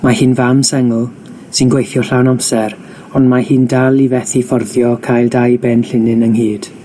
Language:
Welsh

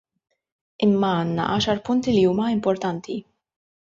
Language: Maltese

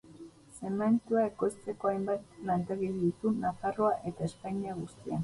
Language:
Basque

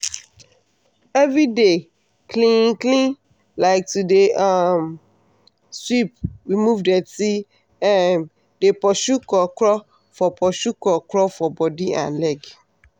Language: Nigerian Pidgin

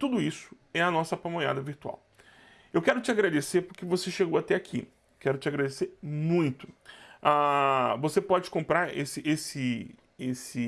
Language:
Portuguese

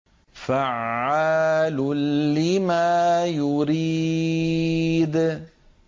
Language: Arabic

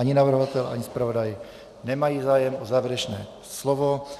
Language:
Czech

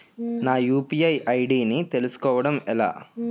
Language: Telugu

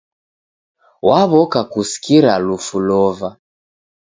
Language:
Taita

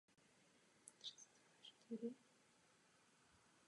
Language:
Czech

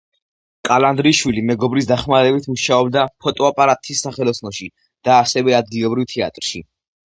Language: Georgian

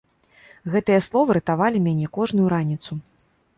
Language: Belarusian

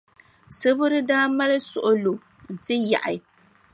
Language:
Dagbani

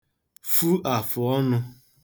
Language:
Igbo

